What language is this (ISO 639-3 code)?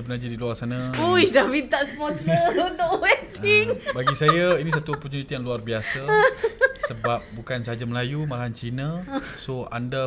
msa